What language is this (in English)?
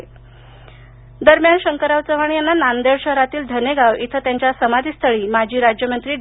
Marathi